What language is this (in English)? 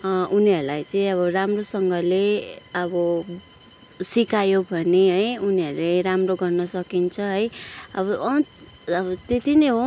Nepali